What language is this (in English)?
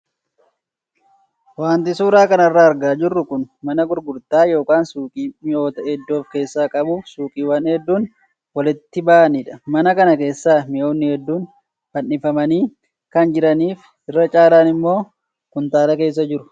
Oromo